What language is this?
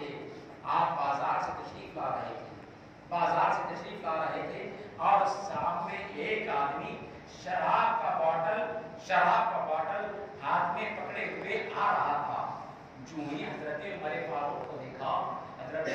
Hindi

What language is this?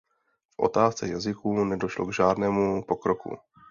Czech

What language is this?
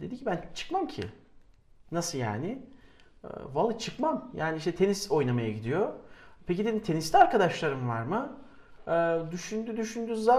Turkish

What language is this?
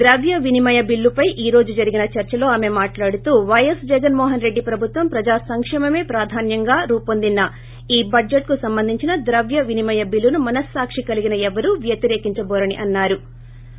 Telugu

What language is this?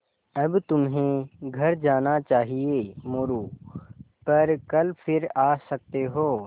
Hindi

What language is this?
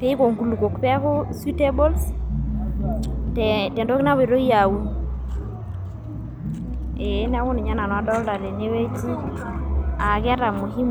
Masai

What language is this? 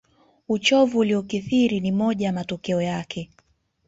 Swahili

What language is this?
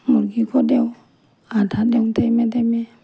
Assamese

